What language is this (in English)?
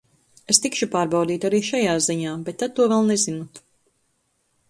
Latvian